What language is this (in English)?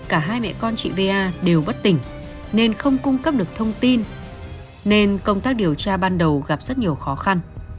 Vietnamese